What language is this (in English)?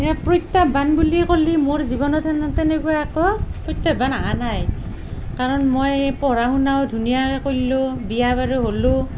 Assamese